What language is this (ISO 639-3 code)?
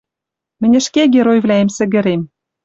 mrj